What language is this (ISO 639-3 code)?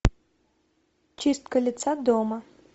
rus